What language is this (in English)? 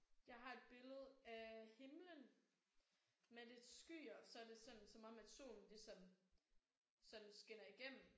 Danish